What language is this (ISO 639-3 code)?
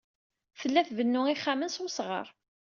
kab